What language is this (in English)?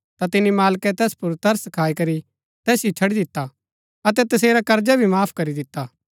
Gaddi